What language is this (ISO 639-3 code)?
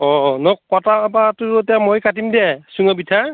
asm